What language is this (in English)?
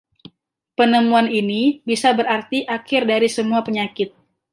Indonesian